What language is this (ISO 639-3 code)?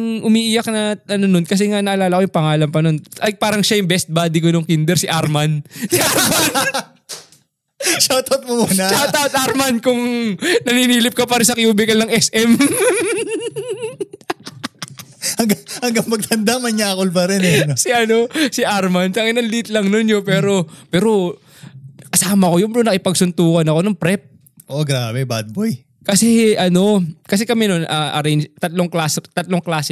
fil